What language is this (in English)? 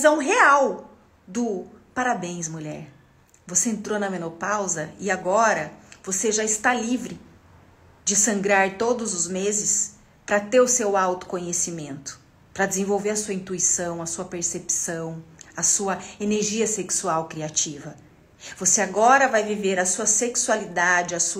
Portuguese